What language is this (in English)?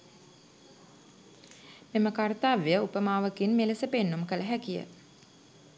Sinhala